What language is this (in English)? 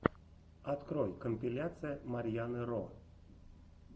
Russian